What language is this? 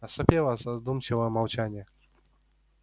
Russian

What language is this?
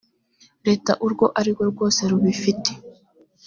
Kinyarwanda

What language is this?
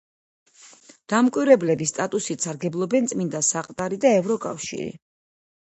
Georgian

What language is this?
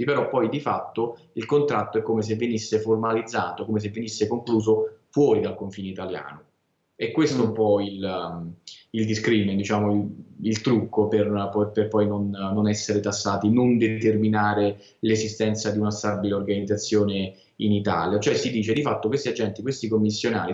Italian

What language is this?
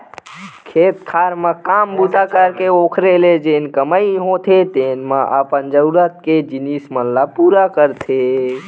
Chhattisgarhi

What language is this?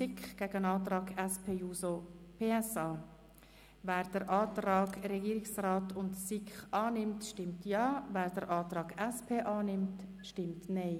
Swiss German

